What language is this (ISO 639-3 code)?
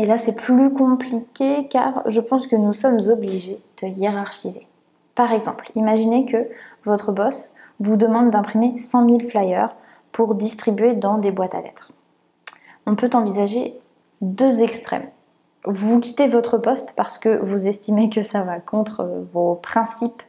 fra